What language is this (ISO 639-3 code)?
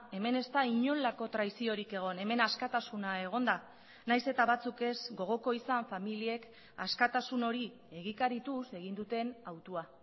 eus